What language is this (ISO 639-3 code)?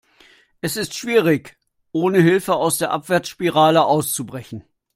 deu